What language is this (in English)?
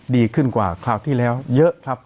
Thai